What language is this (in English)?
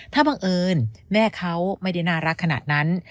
Thai